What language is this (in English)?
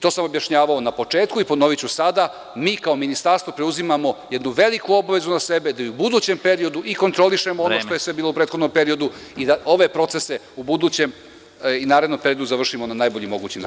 Serbian